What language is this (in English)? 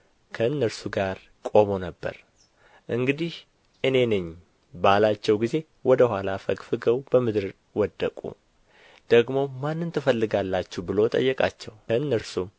Amharic